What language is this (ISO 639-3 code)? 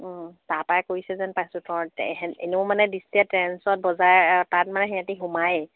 asm